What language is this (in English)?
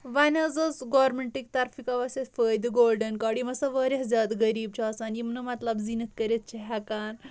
Kashmiri